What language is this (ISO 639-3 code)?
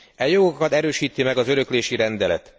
hun